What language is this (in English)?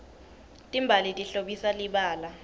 Swati